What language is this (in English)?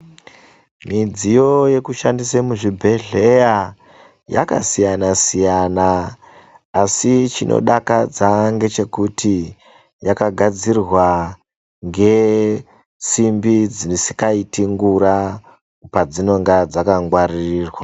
Ndau